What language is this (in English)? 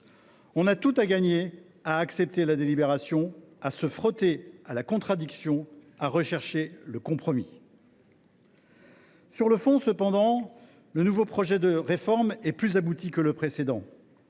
French